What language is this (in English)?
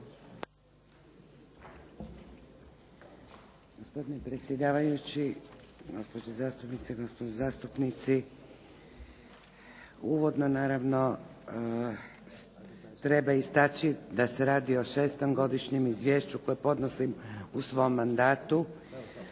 Croatian